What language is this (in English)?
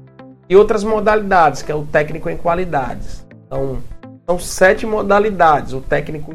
Portuguese